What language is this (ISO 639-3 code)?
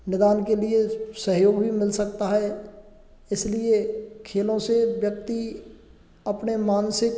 hin